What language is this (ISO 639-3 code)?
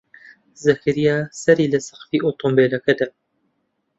ckb